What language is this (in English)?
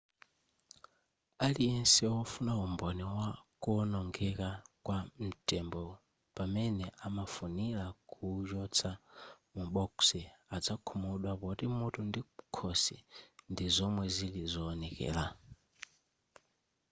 Nyanja